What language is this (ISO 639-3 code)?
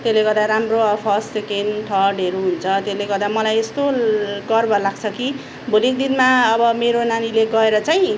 nep